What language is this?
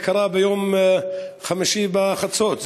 Hebrew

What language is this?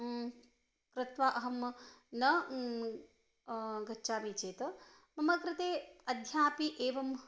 Sanskrit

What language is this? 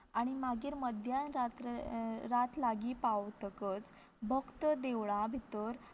Konkani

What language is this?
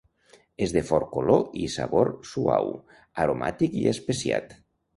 Catalan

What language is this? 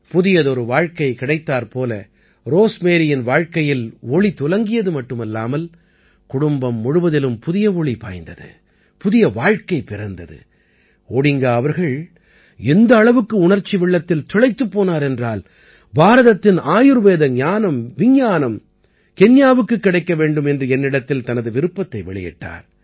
Tamil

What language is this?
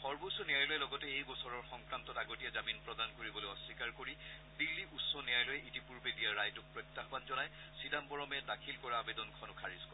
Assamese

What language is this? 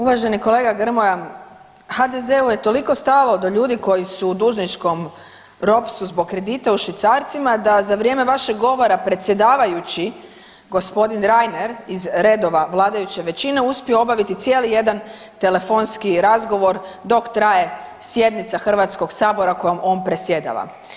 Croatian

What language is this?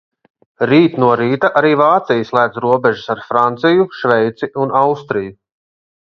Latvian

